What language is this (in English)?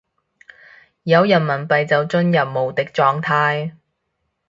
Cantonese